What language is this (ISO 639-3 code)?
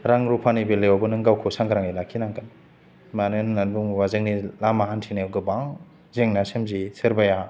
brx